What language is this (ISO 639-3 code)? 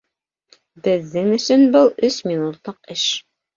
bak